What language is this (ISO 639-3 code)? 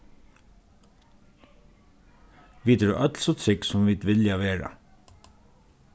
fao